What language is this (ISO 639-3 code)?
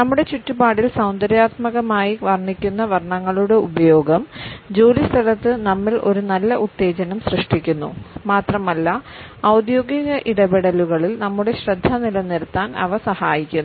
mal